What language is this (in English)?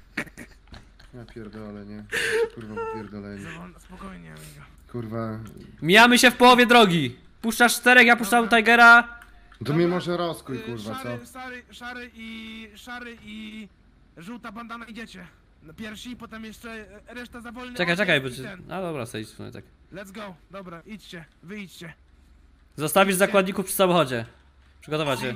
Polish